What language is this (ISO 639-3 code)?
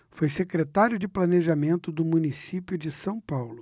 por